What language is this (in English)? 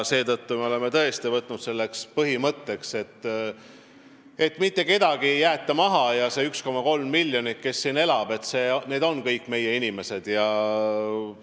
Estonian